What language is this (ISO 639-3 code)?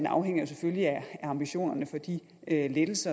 dan